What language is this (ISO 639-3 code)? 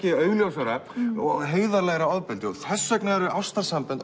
isl